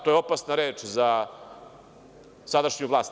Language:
Serbian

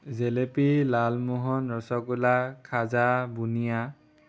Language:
Assamese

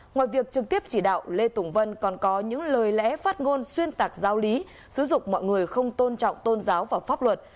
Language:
Vietnamese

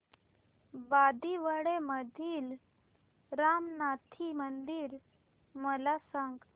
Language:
Marathi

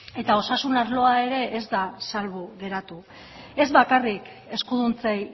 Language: Basque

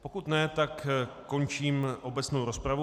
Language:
Czech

